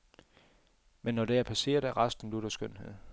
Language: Danish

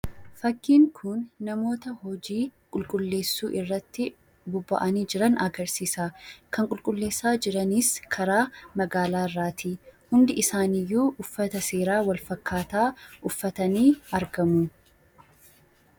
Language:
Oromo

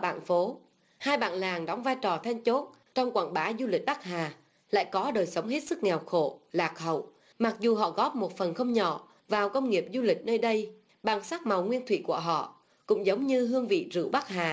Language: Vietnamese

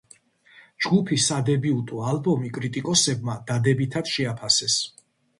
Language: Georgian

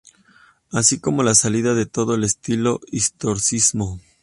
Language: Spanish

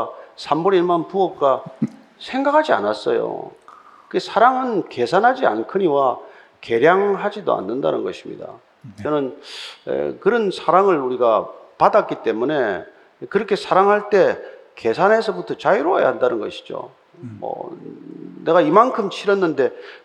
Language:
Korean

